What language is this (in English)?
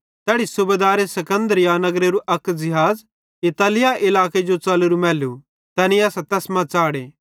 Bhadrawahi